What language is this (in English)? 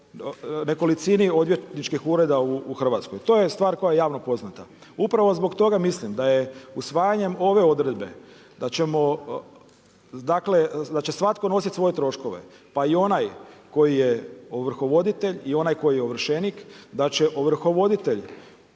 Croatian